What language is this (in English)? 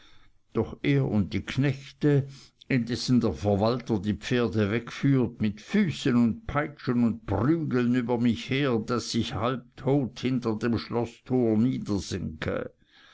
German